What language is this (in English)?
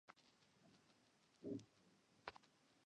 Chinese